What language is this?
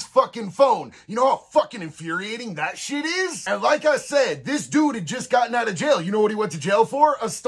English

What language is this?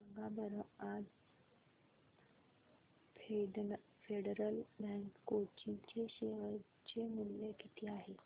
Marathi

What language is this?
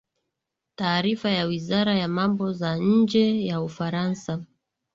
Swahili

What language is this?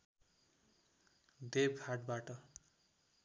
Nepali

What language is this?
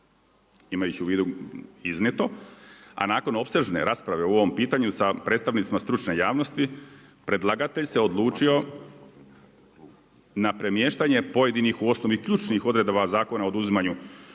Croatian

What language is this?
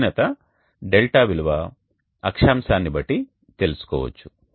Telugu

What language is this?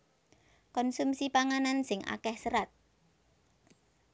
Javanese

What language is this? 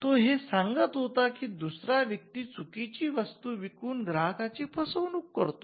Marathi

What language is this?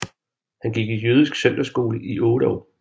Danish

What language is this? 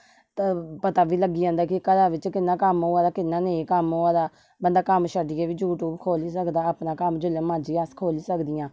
Dogri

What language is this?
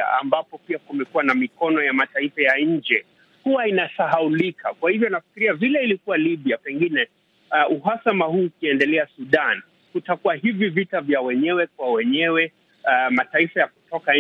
Swahili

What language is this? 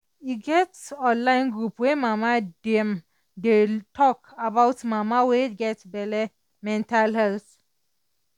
Nigerian Pidgin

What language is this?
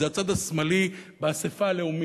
Hebrew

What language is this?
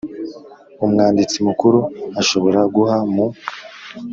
Kinyarwanda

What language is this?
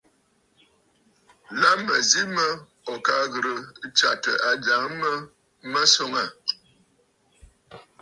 Bafut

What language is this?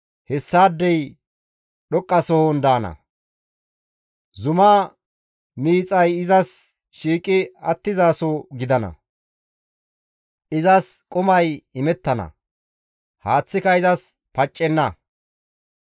Gamo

